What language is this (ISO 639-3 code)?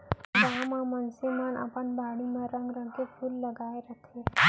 hne